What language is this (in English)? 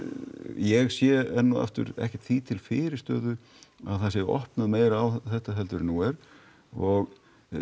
Icelandic